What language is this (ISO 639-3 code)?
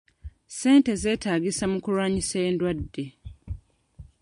lug